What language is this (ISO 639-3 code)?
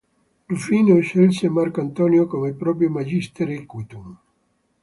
ita